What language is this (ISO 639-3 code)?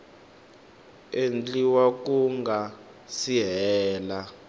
tso